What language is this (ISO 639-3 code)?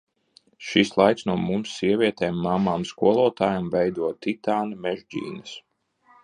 lav